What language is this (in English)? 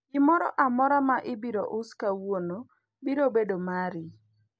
Luo (Kenya and Tanzania)